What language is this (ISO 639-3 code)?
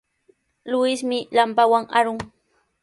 qws